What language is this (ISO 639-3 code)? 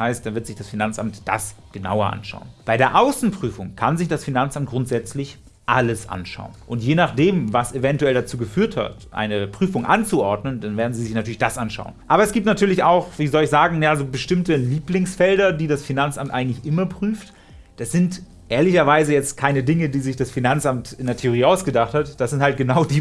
deu